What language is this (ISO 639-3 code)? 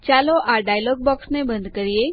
guj